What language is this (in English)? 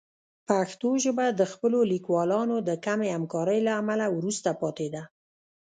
Pashto